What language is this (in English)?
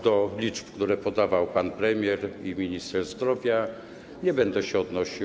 Polish